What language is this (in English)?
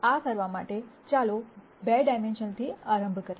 Gujarati